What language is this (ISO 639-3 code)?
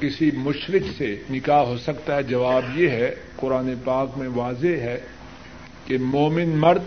urd